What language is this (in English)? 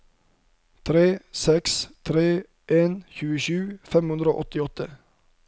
Norwegian